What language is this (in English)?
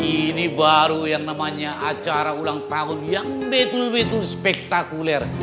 Indonesian